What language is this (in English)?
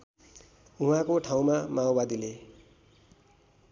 Nepali